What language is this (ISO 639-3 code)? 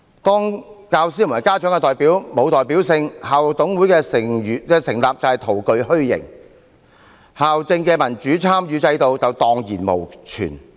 yue